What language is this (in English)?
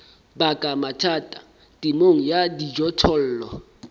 Southern Sotho